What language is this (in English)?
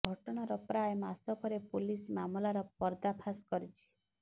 Odia